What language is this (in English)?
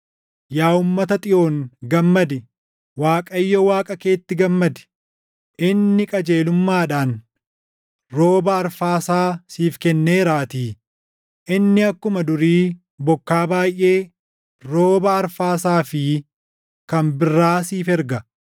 Oromo